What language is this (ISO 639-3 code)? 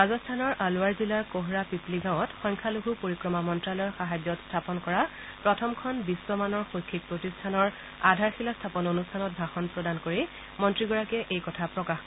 asm